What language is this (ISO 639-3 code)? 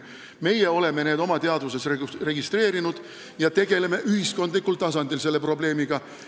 est